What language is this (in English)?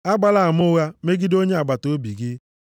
Igbo